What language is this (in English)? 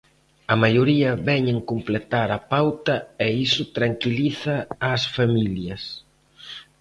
Galician